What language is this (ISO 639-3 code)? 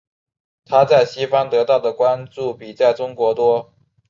zho